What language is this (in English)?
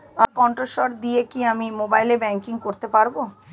Bangla